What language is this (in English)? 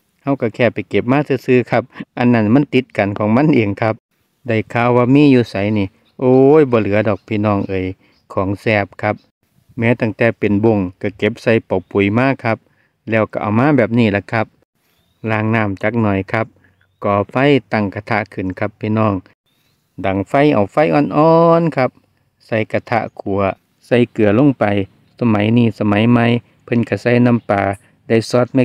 Thai